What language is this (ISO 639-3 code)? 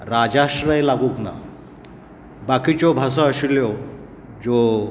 kok